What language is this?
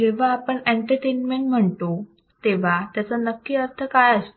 Marathi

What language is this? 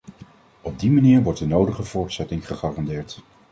Dutch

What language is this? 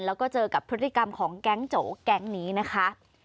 Thai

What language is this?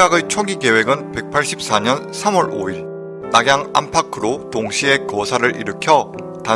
Korean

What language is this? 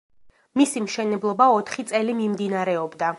Georgian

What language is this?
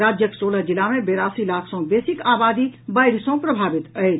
Maithili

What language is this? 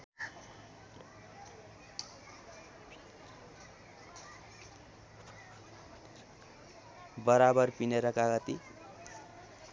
Nepali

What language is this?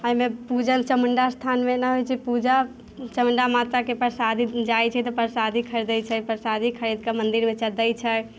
Maithili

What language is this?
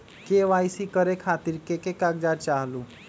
Magahi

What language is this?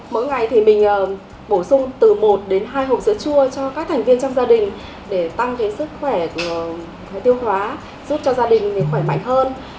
Vietnamese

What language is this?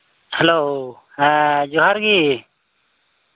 Santali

